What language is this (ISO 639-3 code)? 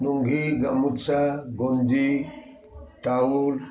ori